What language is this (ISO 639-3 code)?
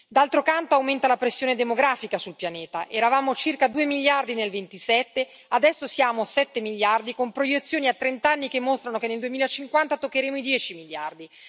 ita